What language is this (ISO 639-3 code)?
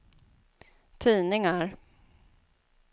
swe